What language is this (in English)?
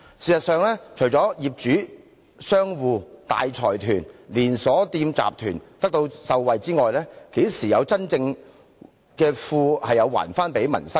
Cantonese